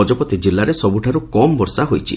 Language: Odia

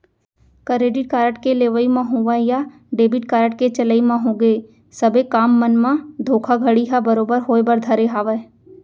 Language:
Chhattisgarhi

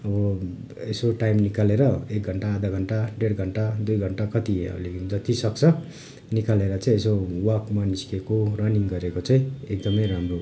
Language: Nepali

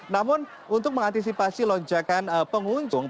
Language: Indonesian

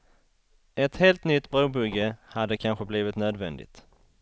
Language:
Swedish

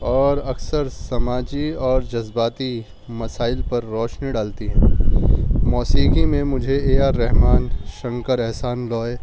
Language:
Urdu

